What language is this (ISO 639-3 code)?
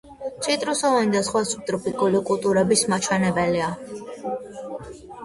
kat